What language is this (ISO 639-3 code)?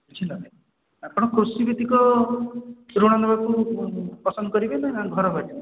ori